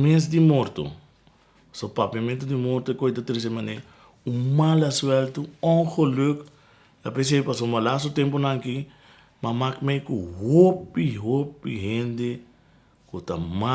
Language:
Dutch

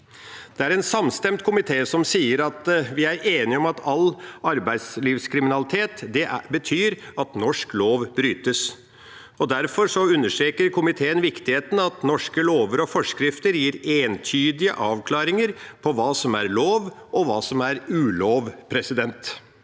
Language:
Norwegian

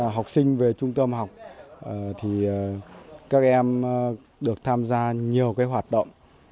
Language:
Vietnamese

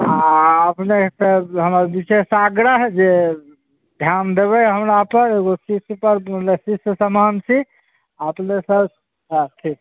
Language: Maithili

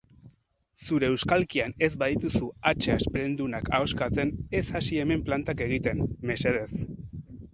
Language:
Basque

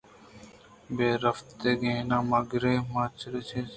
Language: Eastern Balochi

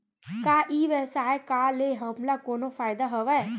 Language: Chhattisgarhi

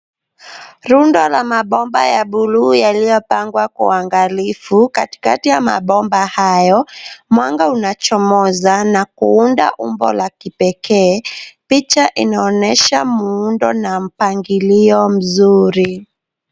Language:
Swahili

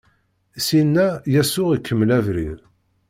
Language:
Kabyle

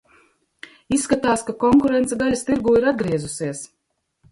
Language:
Latvian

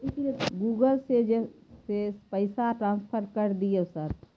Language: Maithili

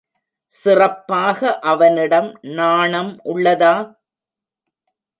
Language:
Tamil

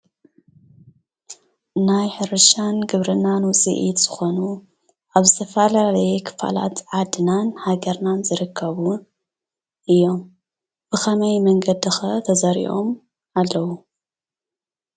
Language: Tigrinya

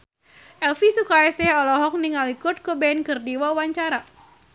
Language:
Sundanese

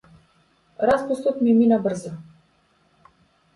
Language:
Macedonian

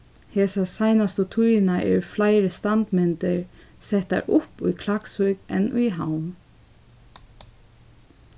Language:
Faroese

